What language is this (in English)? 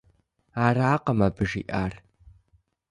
Kabardian